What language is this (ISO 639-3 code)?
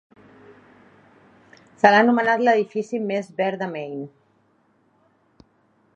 cat